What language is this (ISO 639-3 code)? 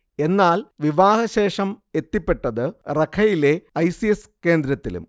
mal